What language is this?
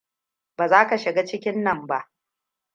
Hausa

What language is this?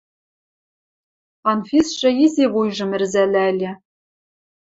Western Mari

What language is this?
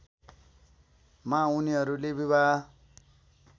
Nepali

